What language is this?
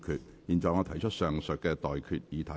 Cantonese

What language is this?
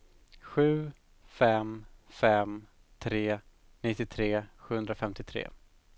Swedish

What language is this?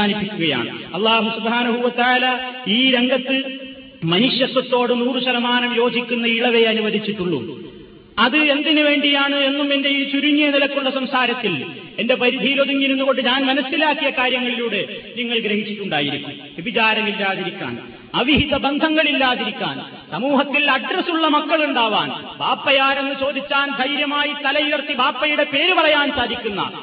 Malayalam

